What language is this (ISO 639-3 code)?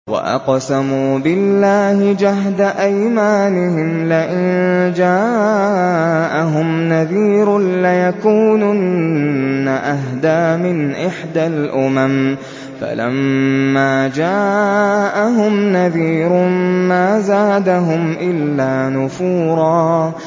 ara